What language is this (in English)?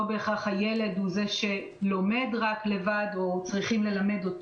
Hebrew